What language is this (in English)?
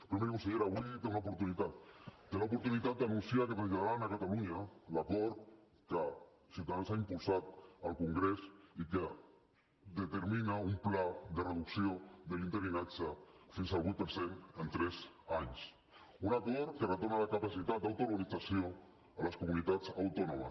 Catalan